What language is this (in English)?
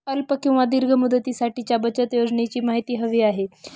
Marathi